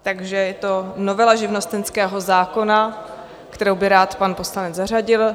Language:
Czech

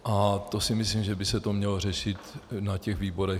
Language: Czech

